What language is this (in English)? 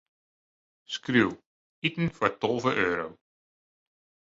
Western Frisian